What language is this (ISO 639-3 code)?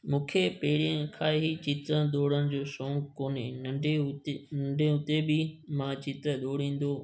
snd